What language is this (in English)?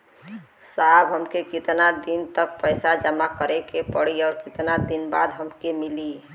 Bhojpuri